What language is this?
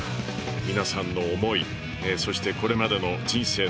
Japanese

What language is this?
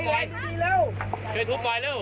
Thai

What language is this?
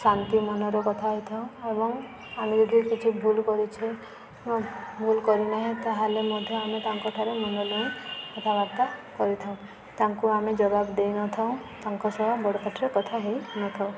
Odia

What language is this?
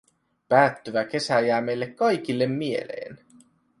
Finnish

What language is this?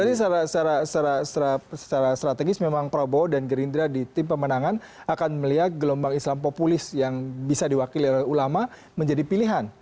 Indonesian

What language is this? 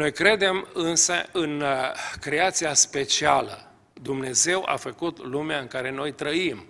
Romanian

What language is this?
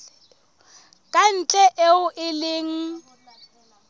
Southern Sotho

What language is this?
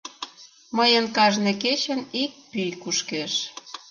Mari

